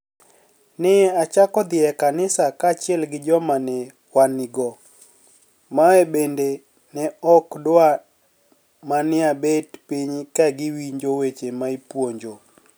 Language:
Luo (Kenya and Tanzania)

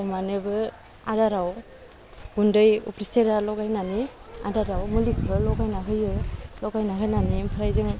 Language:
Bodo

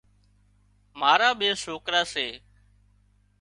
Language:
Wadiyara Koli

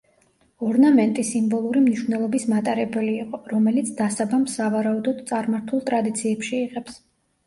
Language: Georgian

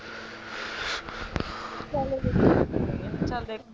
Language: Punjabi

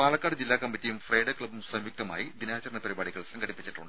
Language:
Malayalam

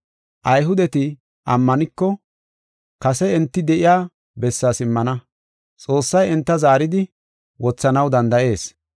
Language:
Gofa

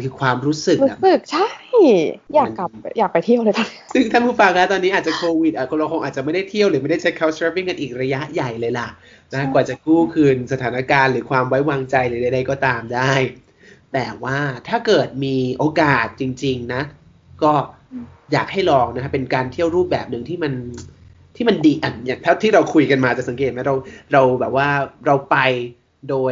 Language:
Thai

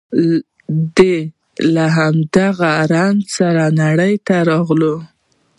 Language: Pashto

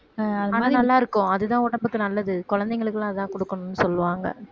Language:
Tamil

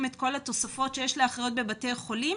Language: Hebrew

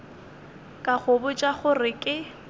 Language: Northern Sotho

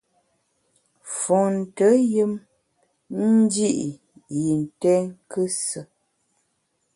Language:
Bamun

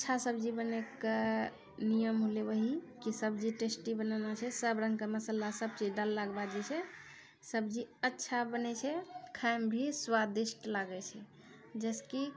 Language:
Maithili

